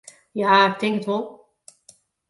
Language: Western Frisian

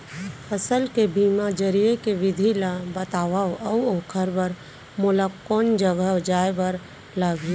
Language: Chhattisgarhi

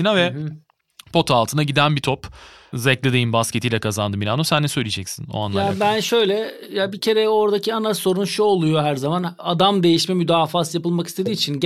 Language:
Turkish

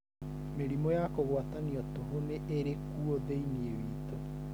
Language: Kikuyu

